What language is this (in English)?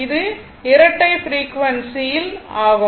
Tamil